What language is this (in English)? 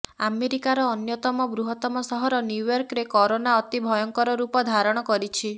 Odia